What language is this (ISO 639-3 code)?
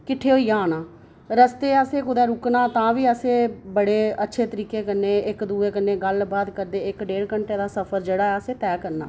doi